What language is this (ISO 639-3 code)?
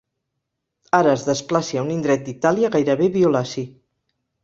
cat